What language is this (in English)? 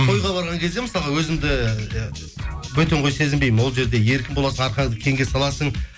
Kazakh